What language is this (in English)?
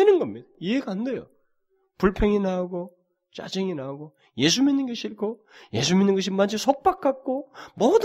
Korean